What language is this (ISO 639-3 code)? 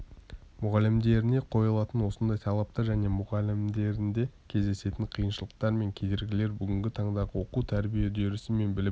kaz